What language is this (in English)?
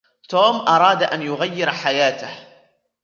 Arabic